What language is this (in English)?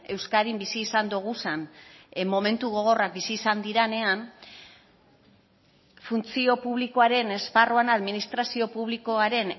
Basque